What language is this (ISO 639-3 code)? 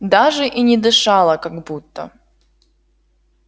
rus